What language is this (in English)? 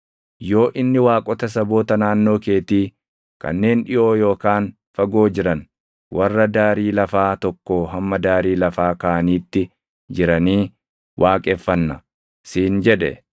Oromo